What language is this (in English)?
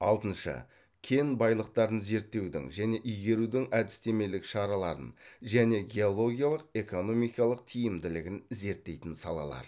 Kazakh